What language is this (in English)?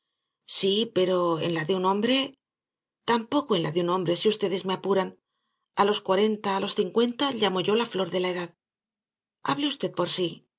Spanish